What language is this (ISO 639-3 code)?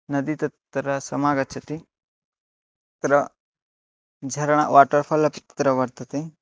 san